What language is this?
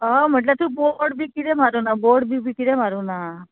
Konkani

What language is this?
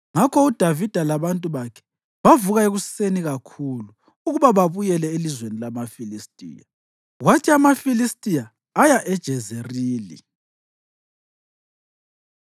North Ndebele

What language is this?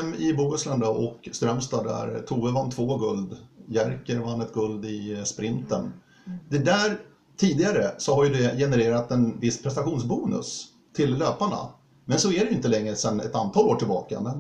Swedish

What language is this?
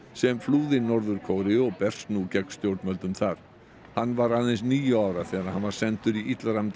Icelandic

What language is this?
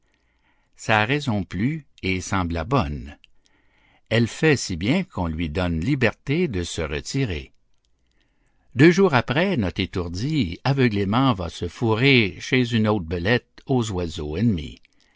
French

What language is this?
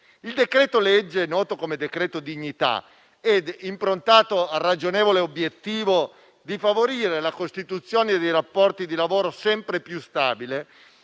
Italian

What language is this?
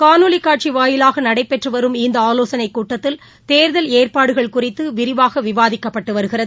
Tamil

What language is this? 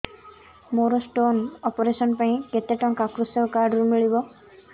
Odia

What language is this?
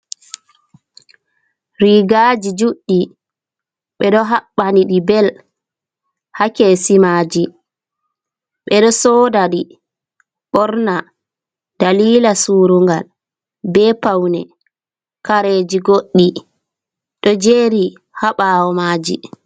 Fula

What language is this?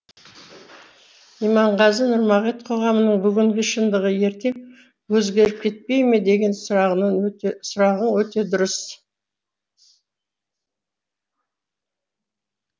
Kazakh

